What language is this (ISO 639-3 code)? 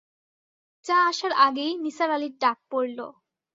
ben